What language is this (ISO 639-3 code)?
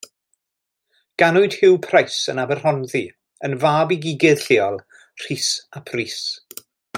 cym